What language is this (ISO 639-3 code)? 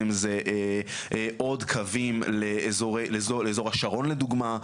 heb